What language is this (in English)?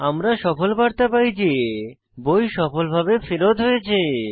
Bangla